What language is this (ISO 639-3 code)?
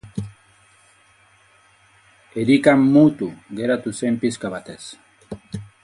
eus